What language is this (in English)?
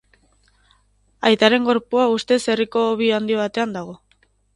Basque